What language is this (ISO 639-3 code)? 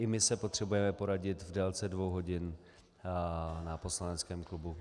ces